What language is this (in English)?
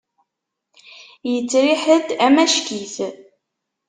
Kabyle